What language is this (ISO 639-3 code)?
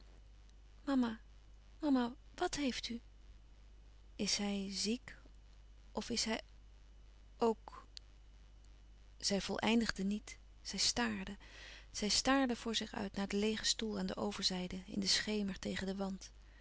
nld